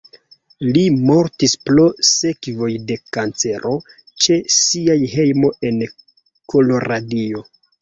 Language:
Esperanto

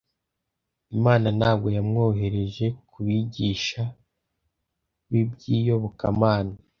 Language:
Kinyarwanda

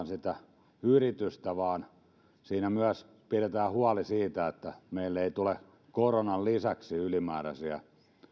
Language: Finnish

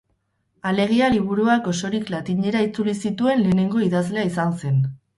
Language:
Basque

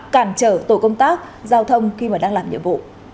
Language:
Vietnamese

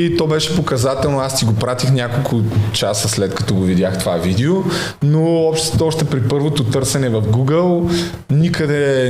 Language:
Bulgarian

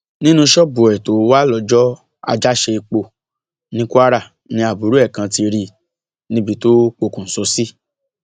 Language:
Yoruba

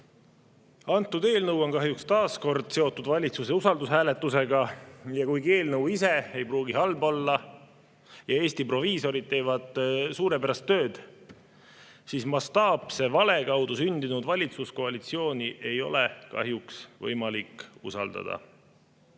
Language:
Estonian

